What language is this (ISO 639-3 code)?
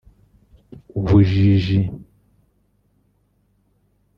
kin